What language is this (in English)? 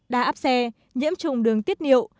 Vietnamese